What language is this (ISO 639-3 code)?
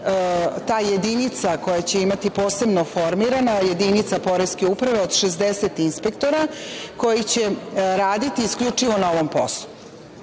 srp